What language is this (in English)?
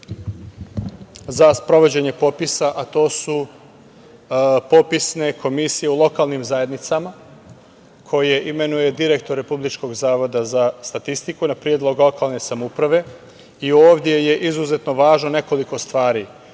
Serbian